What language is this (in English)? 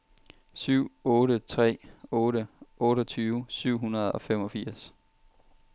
Danish